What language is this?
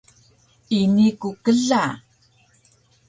Taroko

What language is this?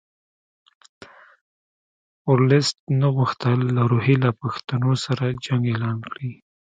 Pashto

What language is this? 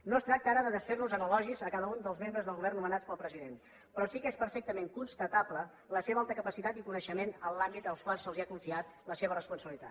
Catalan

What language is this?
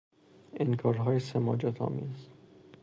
Persian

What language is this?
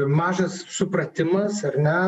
Lithuanian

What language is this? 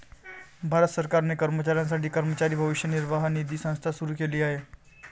Marathi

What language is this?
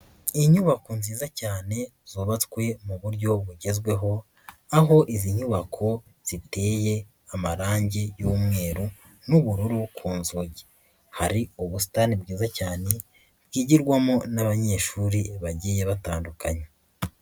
Kinyarwanda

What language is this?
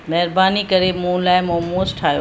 Sindhi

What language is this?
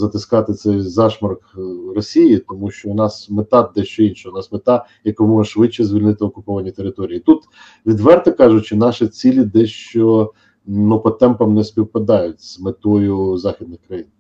Ukrainian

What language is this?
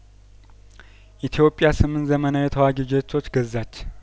Amharic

